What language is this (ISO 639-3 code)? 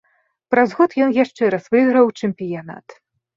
bel